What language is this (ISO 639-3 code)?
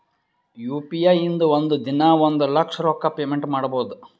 kan